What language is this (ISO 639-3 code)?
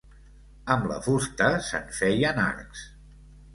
cat